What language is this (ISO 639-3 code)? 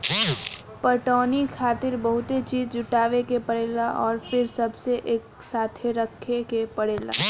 bho